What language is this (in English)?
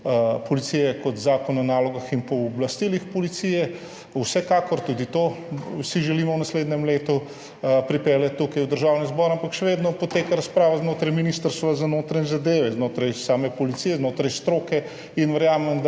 Slovenian